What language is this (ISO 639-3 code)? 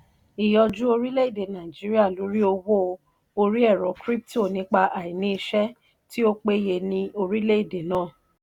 yor